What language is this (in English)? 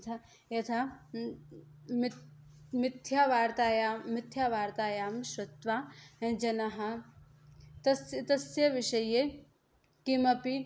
Sanskrit